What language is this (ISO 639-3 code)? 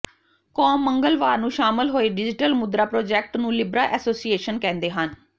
pan